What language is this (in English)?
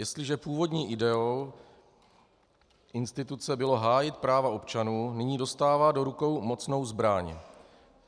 Czech